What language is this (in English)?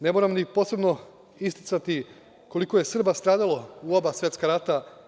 Serbian